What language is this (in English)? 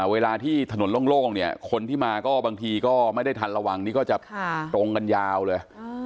Thai